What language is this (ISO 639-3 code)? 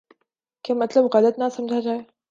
urd